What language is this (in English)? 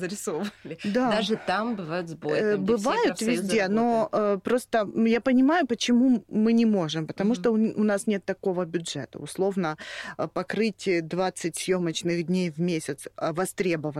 Russian